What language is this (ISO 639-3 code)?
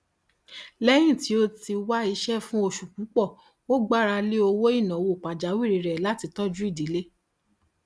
yor